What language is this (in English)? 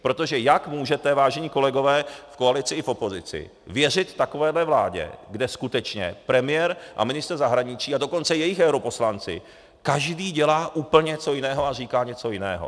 Czech